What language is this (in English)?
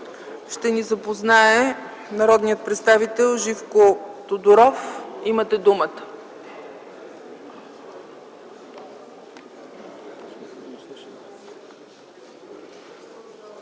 Bulgarian